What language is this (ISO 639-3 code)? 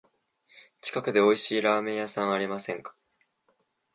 jpn